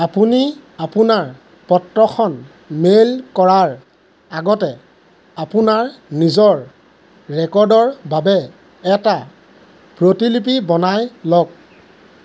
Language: Assamese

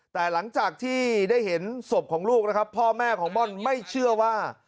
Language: Thai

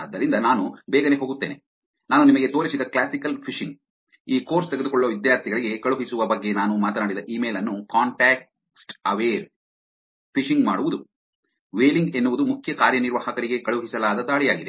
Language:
Kannada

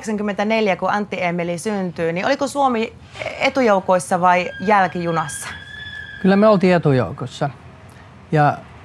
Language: Finnish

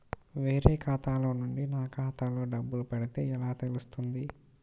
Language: Telugu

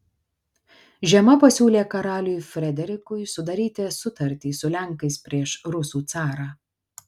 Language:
Lithuanian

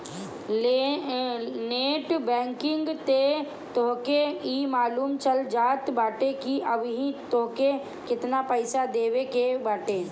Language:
Bhojpuri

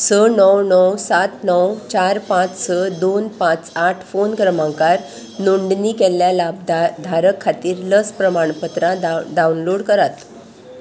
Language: Konkani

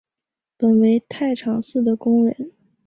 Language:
Chinese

